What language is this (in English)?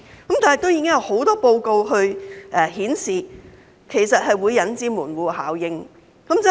Cantonese